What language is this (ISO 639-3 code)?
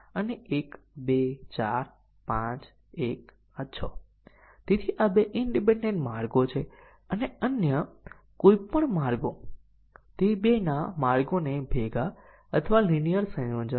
guj